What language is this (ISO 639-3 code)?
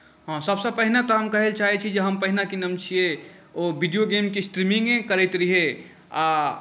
mai